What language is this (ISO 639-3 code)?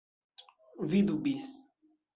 epo